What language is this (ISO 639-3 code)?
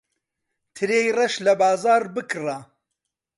ckb